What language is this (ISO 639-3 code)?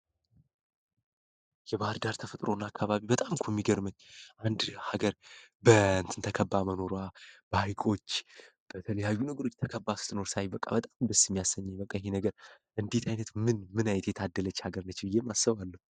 amh